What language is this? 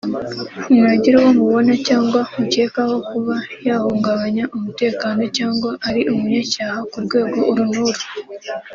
Kinyarwanda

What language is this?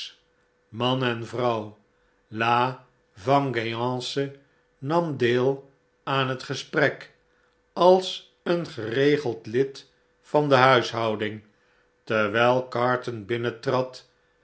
Dutch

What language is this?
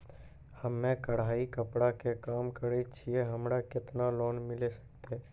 Maithili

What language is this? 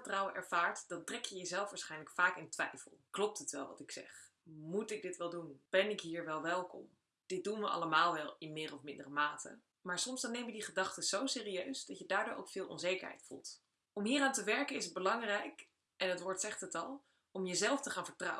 Dutch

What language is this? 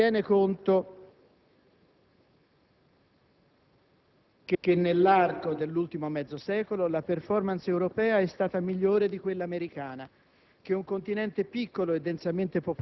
Italian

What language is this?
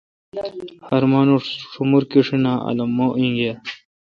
Kalkoti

